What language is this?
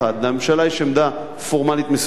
Hebrew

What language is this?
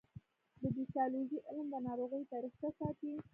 Pashto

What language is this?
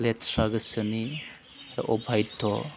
Bodo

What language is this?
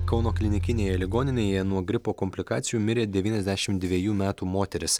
Lithuanian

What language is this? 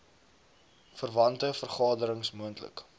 Afrikaans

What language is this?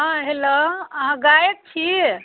Maithili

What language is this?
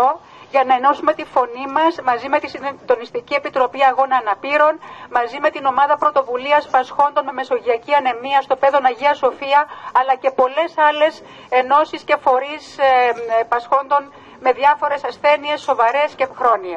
Greek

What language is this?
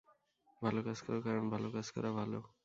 Bangla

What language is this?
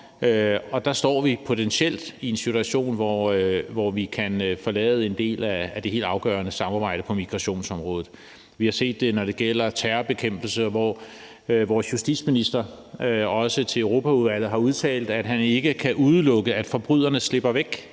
Danish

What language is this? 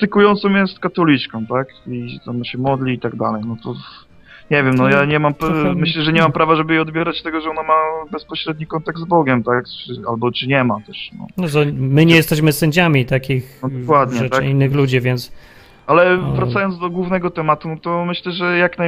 Polish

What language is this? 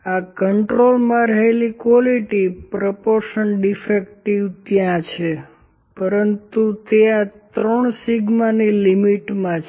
Gujarati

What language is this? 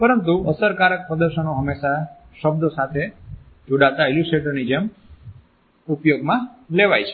Gujarati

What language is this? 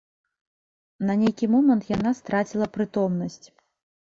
Belarusian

